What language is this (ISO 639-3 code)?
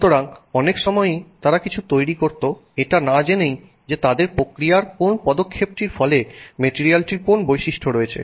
ben